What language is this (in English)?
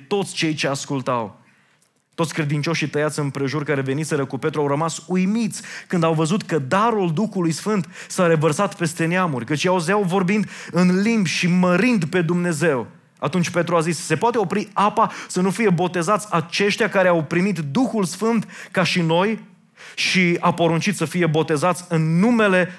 Romanian